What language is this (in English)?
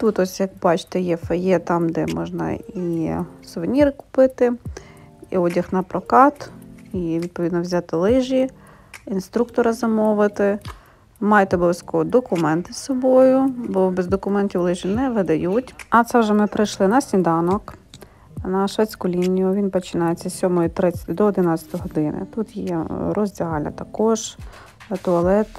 Ukrainian